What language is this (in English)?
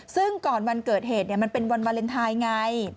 Thai